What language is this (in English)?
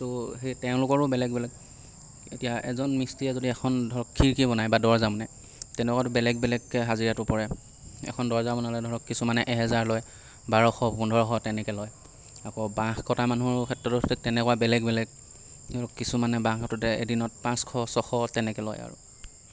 Assamese